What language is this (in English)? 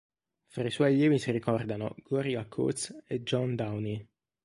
Italian